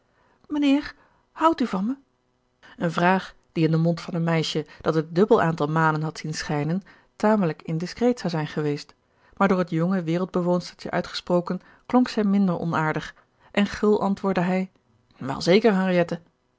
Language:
Dutch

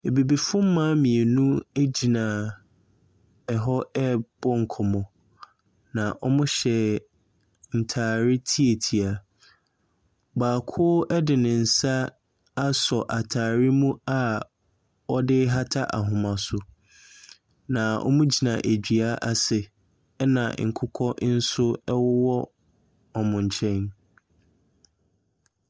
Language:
Akan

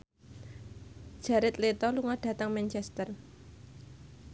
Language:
Javanese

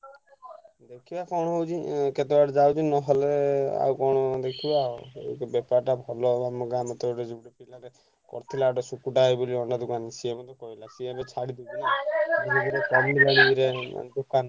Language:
Odia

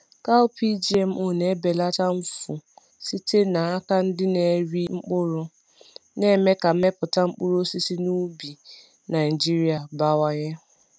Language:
Igbo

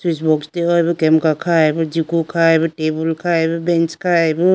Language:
Idu-Mishmi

